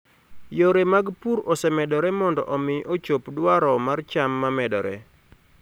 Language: Luo (Kenya and Tanzania)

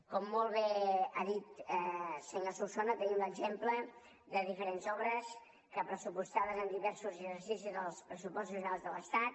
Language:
Catalan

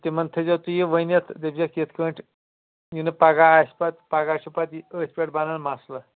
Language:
Kashmiri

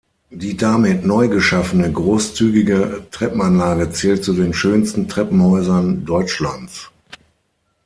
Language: German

